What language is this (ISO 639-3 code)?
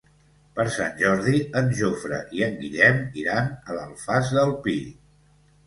cat